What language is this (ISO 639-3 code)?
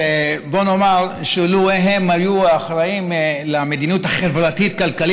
heb